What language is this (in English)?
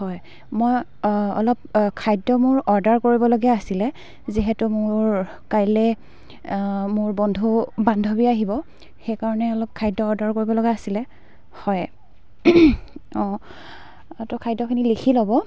Assamese